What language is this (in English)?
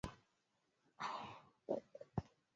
Swahili